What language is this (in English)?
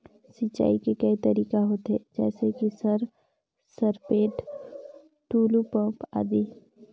Chhattisgarhi